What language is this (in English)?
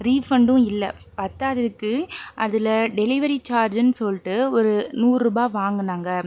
Tamil